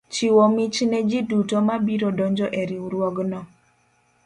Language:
Luo (Kenya and Tanzania)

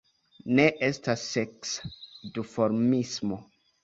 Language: Esperanto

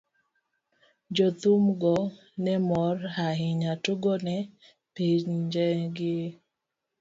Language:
Luo (Kenya and Tanzania)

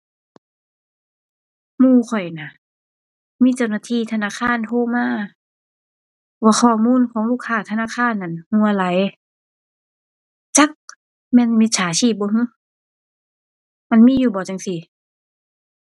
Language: Thai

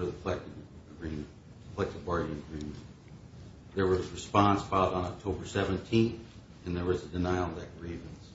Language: English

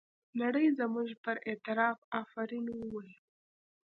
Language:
Pashto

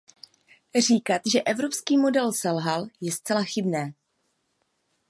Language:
Czech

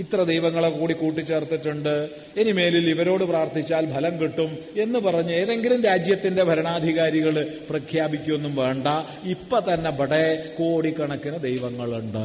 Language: Malayalam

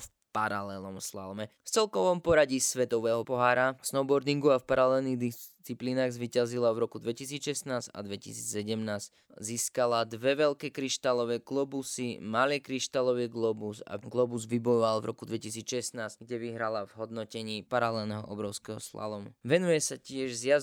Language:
Slovak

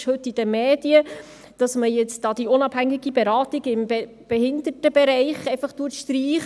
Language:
Swiss German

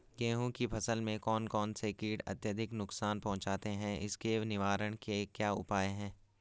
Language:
Hindi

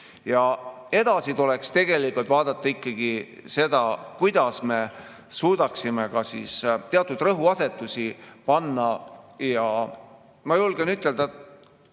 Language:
Estonian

